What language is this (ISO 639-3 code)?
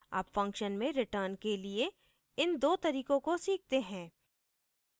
hin